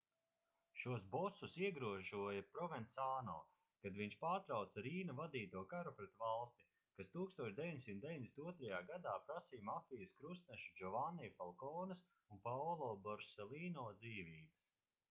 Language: Latvian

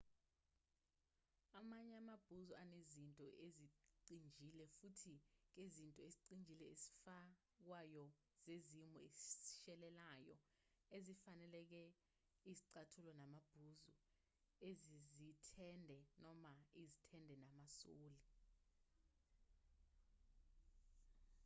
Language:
Zulu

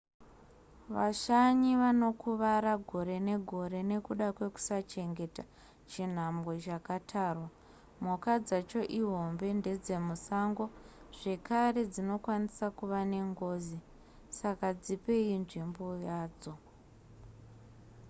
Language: Shona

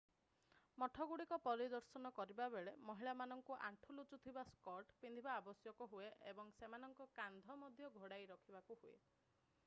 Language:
Odia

